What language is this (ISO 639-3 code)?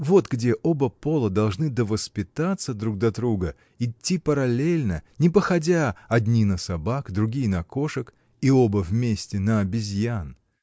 rus